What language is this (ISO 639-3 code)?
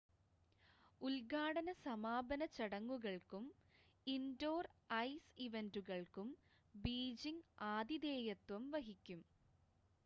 mal